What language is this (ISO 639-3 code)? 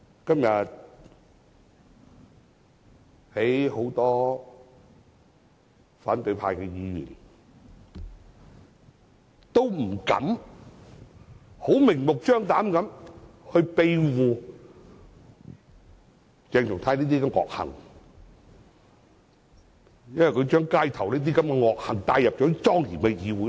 yue